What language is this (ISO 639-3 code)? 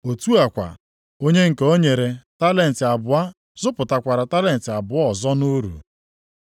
ibo